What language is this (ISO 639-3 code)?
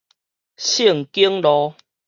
nan